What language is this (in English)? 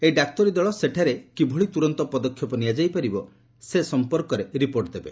Odia